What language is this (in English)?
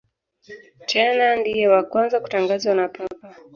Swahili